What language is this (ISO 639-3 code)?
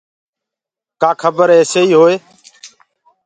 ggg